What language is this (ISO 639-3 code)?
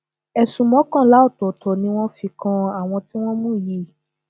yor